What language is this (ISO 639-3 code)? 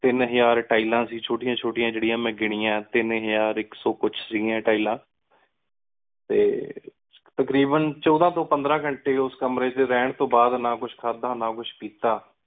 pan